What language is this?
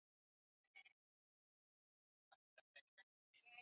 Swahili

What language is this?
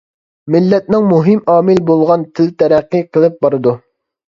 Uyghur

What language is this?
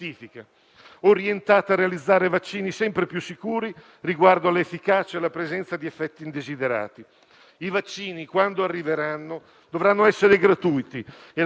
Italian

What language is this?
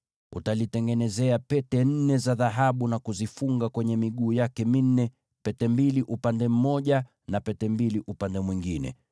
Swahili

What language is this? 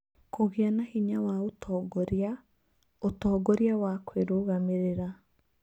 Kikuyu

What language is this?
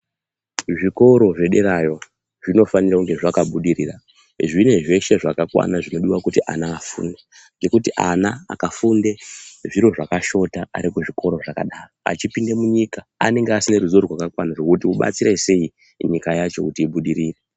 Ndau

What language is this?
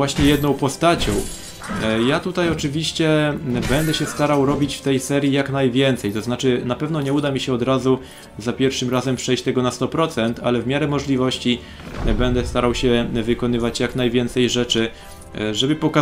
Polish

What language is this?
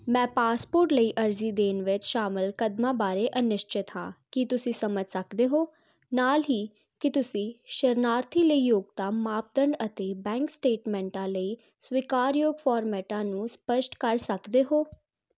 Punjabi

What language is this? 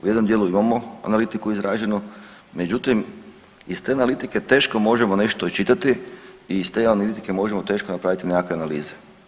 Croatian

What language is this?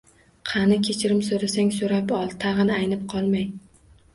Uzbek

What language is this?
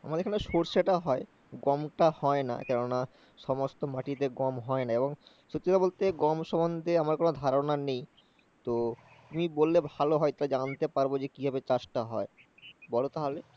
Bangla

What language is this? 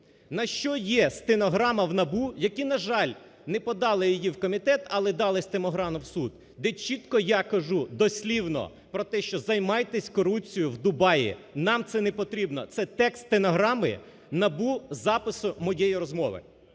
Ukrainian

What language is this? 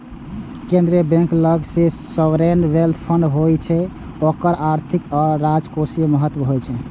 Maithili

